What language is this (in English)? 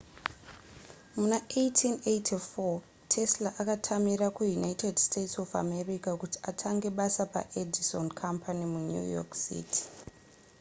Shona